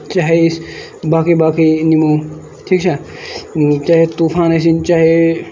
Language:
Kashmiri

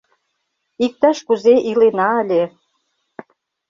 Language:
Mari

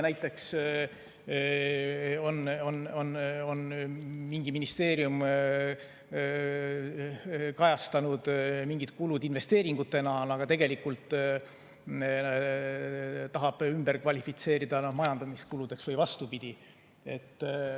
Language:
Estonian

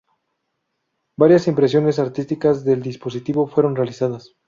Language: Spanish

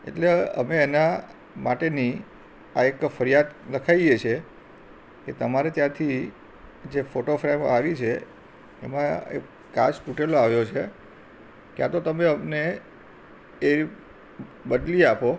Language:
Gujarati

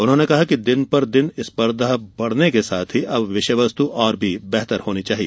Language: Hindi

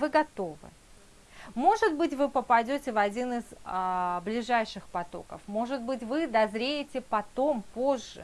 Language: Russian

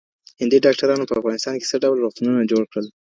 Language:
Pashto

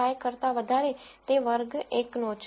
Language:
Gujarati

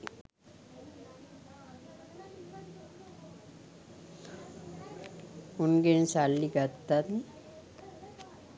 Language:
Sinhala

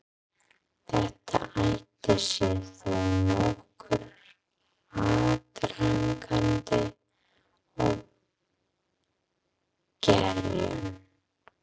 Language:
Icelandic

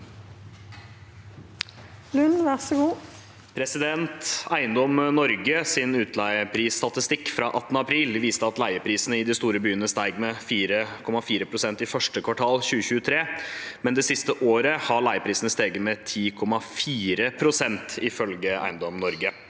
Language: Norwegian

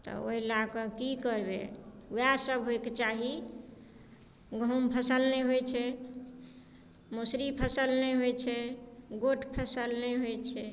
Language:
Maithili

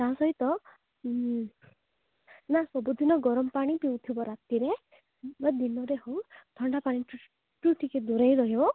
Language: Odia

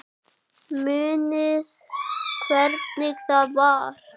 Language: Icelandic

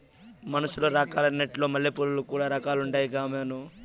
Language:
Telugu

